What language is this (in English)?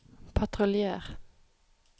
Norwegian